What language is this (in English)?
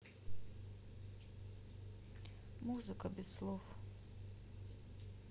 Russian